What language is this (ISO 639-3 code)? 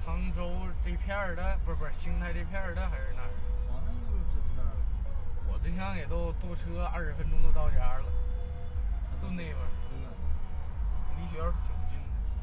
zho